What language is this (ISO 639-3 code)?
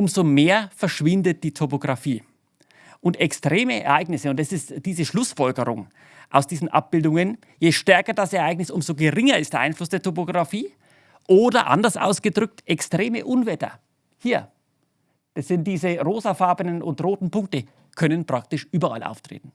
deu